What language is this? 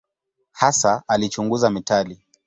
Swahili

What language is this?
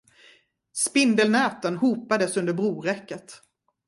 Swedish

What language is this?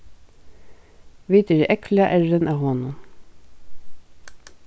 Faroese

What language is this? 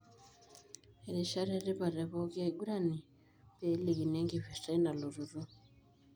Masai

